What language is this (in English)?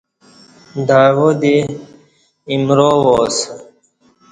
Kati